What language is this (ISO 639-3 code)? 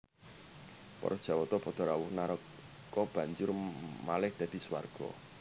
jav